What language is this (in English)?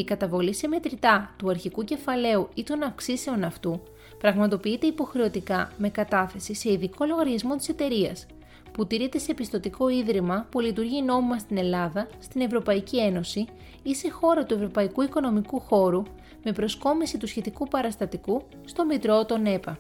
Greek